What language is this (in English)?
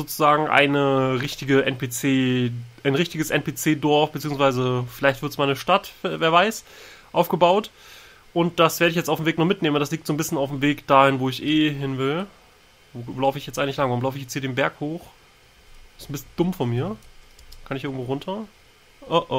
German